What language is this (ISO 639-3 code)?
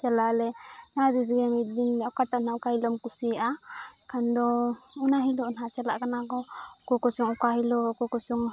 sat